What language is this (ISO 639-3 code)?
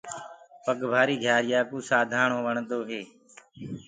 ggg